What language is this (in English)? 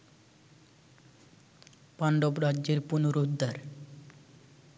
Bangla